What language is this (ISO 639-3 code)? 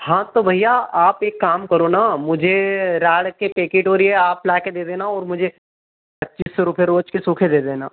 hin